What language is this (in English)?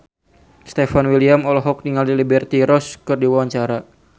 Sundanese